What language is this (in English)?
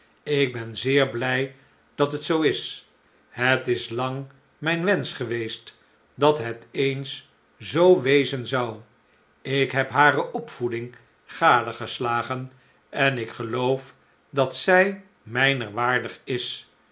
Dutch